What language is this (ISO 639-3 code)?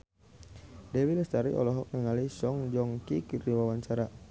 sun